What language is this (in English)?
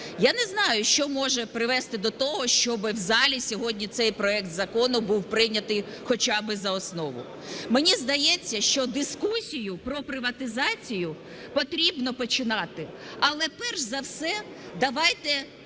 Ukrainian